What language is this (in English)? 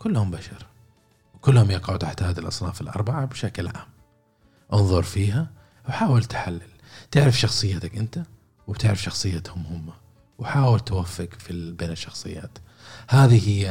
Arabic